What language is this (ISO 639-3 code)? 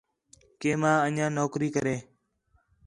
xhe